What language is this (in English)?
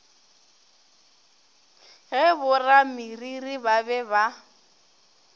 Northern Sotho